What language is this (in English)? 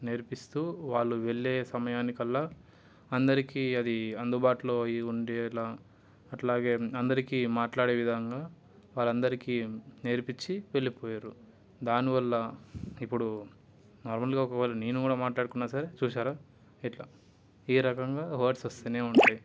Telugu